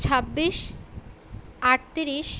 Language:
Bangla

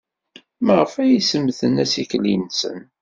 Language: Kabyle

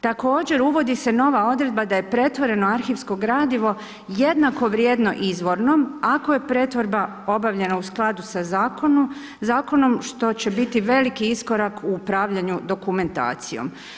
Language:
Croatian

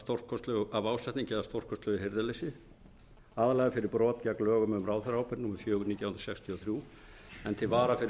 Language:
Icelandic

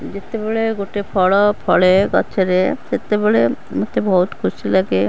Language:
Odia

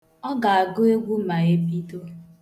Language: Igbo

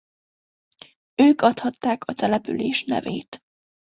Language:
Hungarian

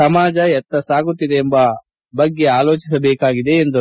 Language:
Kannada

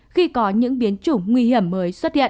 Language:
Vietnamese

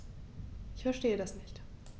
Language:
German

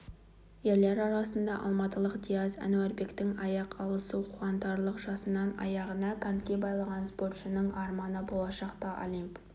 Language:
Kazakh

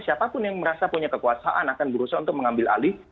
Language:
Indonesian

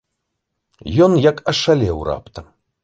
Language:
Belarusian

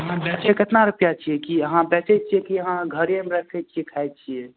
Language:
Maithili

